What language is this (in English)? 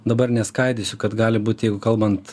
Lithuanian